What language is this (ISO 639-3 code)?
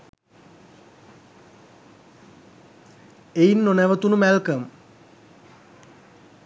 sin